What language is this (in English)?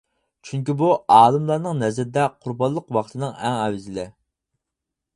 Uyghur